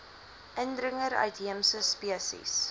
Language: Afrikaans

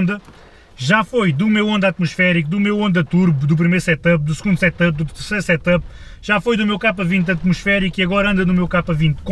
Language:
Portuguese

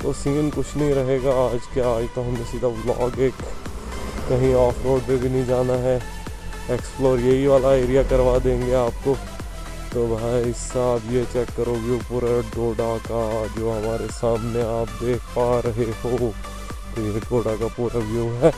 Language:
Hindi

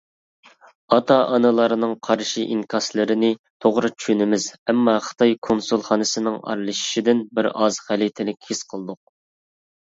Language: Uyghur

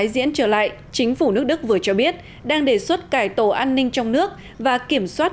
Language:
Vietnamese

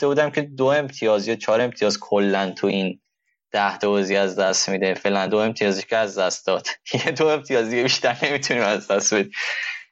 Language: Persian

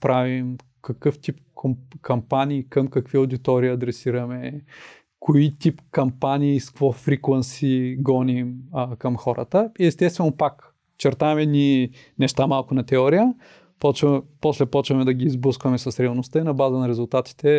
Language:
Bulgarian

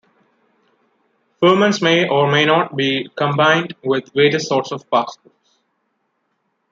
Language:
English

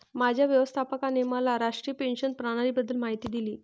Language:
Marathi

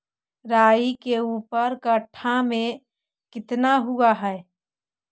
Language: Magahi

